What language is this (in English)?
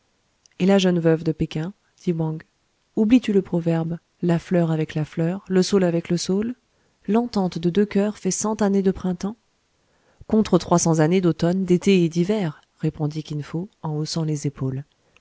French